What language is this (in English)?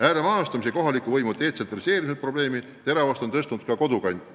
Estonian